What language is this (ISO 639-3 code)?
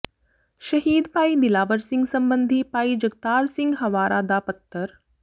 pan